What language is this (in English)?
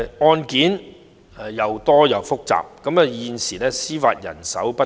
Cantonese